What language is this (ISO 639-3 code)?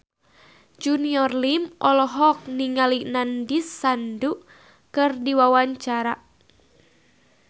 sun